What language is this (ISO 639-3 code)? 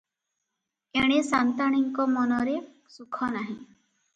ori